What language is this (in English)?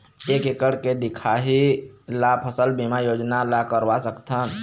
Chhattisgarhi